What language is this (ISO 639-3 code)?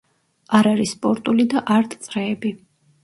kat